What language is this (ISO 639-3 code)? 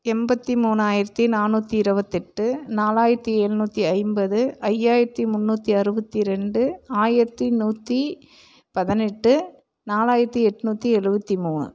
tam